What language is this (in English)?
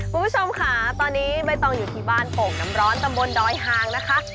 Thai